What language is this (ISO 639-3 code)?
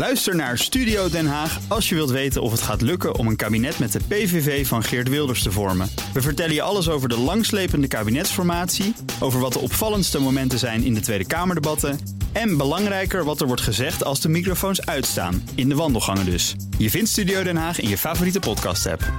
nld